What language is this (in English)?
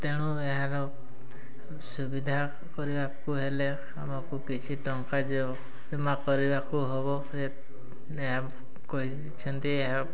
Odia